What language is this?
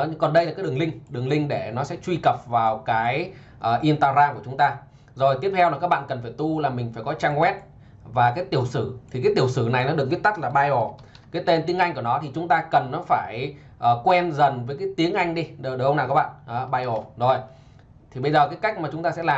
Vietnamese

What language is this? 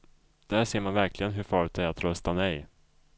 Swedish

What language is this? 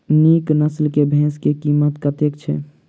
Maithili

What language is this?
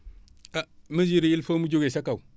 Wolof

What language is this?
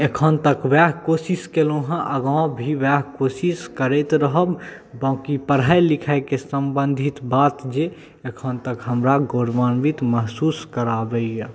Maithili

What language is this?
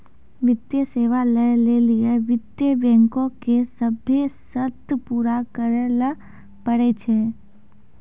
Maithili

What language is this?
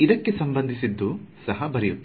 Kannada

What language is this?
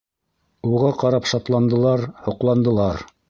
Bashkir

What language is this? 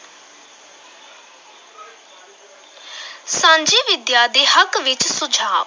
Punjabi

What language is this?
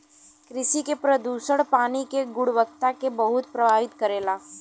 Bhojpuri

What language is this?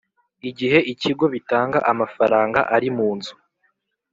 Kinyarwanda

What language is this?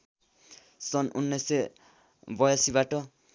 Nepali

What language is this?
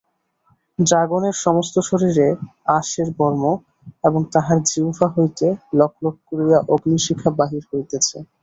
Bangla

